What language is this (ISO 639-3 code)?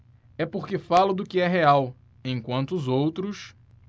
por